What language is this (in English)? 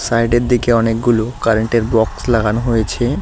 Bangla